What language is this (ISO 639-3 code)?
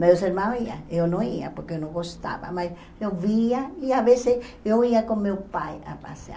por